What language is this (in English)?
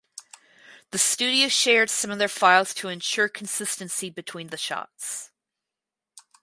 English